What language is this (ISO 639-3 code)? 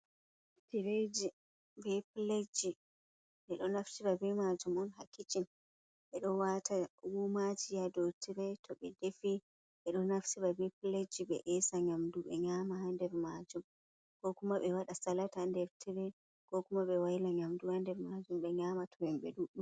ful